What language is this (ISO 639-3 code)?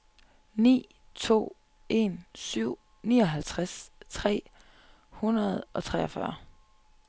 dan